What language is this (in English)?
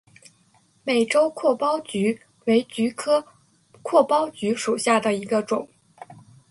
Chinese